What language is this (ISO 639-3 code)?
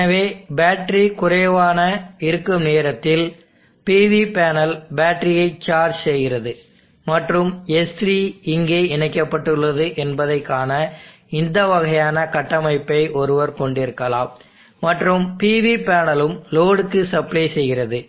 tam